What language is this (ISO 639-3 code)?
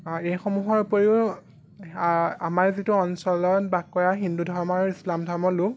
asm